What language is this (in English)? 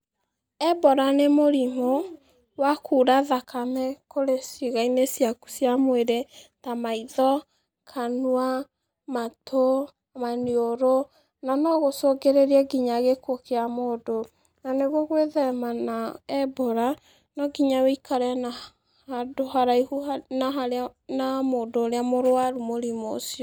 Kikuyu